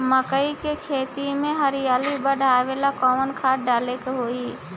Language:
Bhojpuri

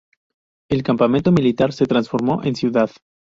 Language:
Spanish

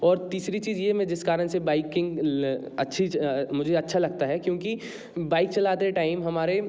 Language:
Hindi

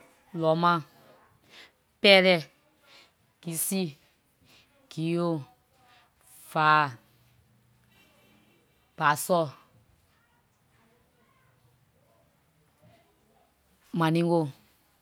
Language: Liberian English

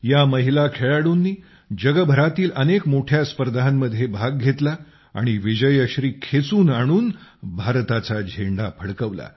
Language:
Marathi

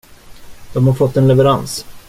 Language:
Swedish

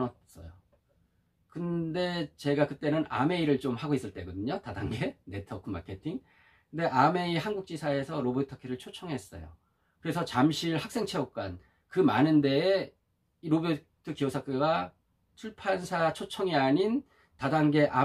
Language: Korean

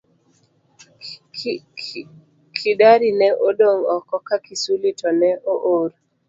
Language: Luo (Kenya and Tanzania)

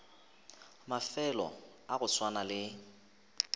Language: Northern Sotho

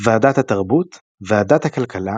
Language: Hebrew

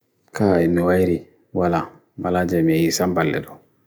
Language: Bagirmi Fulfulde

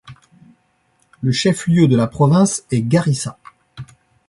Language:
French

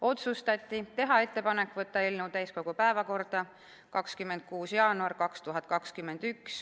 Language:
Estonian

